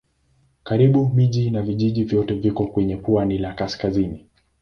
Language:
Swahili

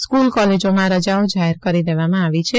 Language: Gujarati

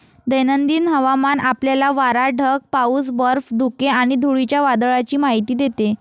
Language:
Marathi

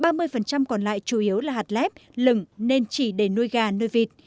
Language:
Vietnamese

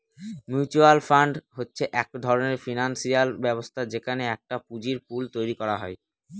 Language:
Bangla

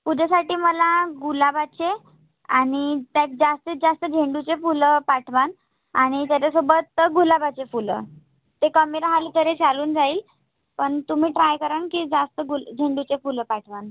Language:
Marathi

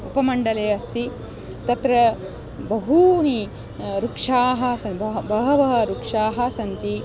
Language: Sanskrit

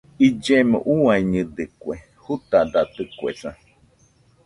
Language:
Nüpode Huitoto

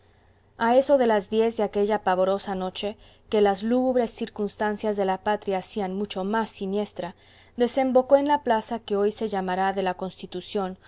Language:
Spanish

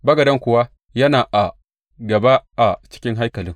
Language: Hausa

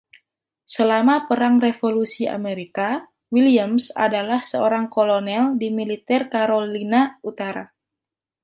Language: Indonesian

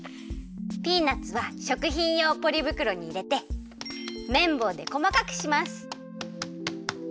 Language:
Japanese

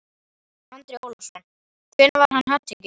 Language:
Icelandic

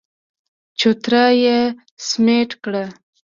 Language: Pashto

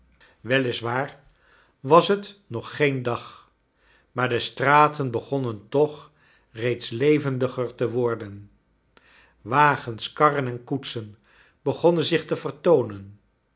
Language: Dutch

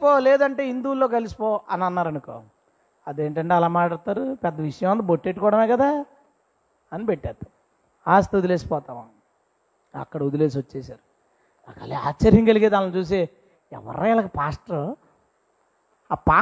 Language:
Telugu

